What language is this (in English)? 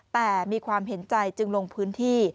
Thai